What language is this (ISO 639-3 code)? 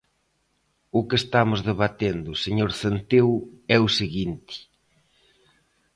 glg